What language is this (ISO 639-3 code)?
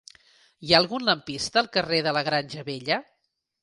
cat